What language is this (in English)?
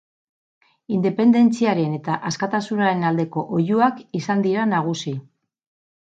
Basque